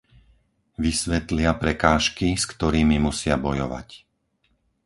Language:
Slovak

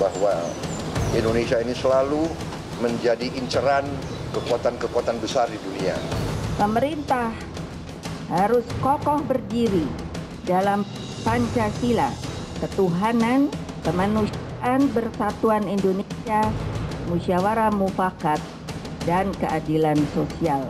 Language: Indonesian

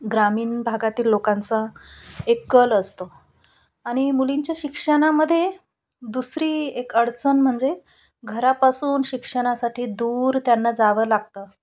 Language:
Marathi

